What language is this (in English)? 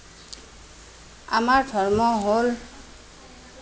Assamese